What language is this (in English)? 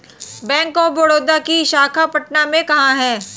Hindi